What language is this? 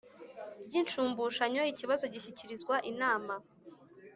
Kinyarwanda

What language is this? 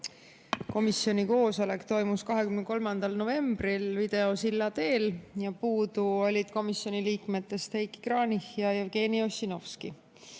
Estonian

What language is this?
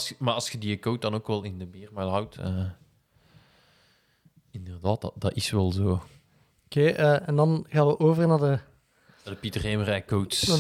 Dutch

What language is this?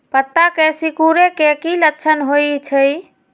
Magahi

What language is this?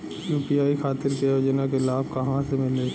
Bhojpuri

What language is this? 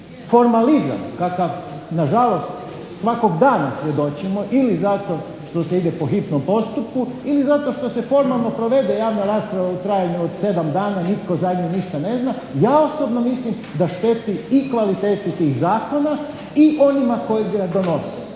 Croatian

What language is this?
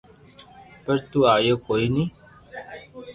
Loarki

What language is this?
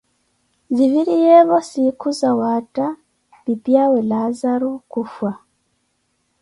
Koti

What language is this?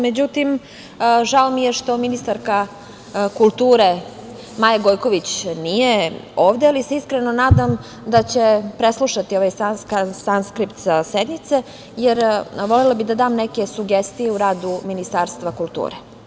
Serbian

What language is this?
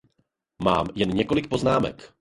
Czech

